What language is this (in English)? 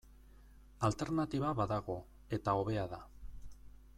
Basque